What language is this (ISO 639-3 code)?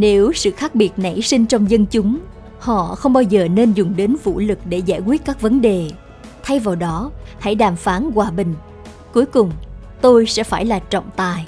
vie